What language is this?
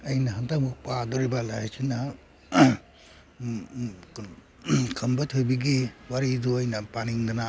Manipuri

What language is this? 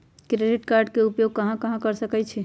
Magahi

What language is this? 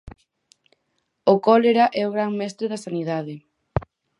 Galician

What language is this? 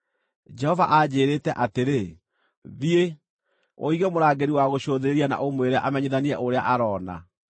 Kikuyu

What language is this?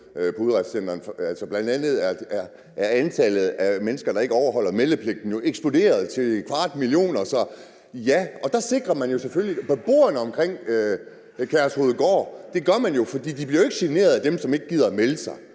Danish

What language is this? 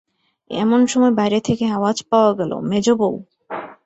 Bangla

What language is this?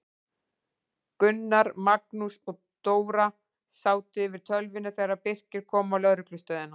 Icelandic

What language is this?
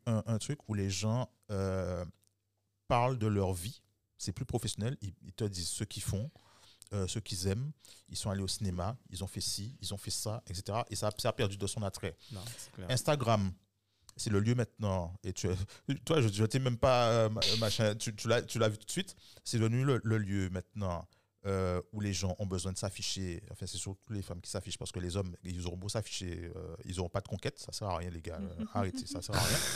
French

